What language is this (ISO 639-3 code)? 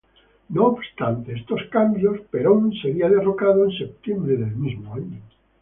spa